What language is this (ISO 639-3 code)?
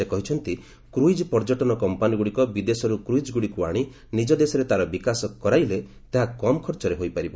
ori